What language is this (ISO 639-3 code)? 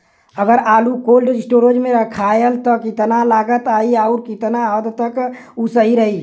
bho